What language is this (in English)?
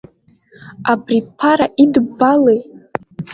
Abkhazian